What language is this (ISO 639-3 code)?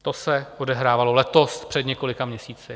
ces